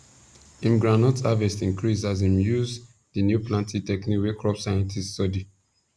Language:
Nigerian Pidgin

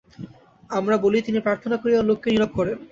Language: Bangla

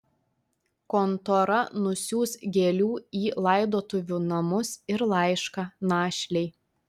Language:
Lithuanian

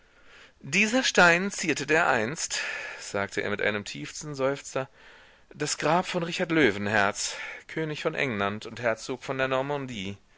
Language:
German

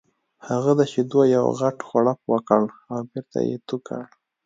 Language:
Pashto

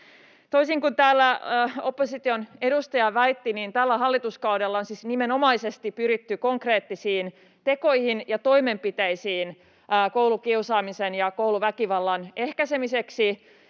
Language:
Finnish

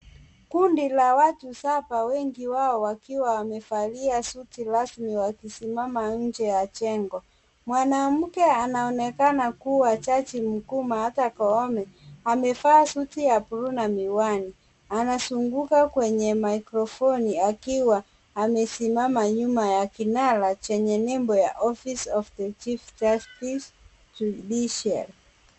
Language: Swahili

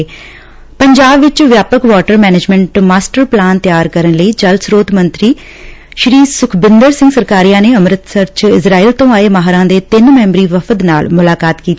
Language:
Punjabi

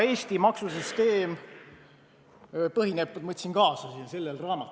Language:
Estonian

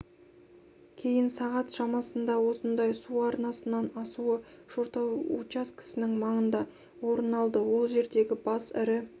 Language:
Kazakh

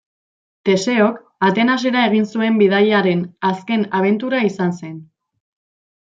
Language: Basque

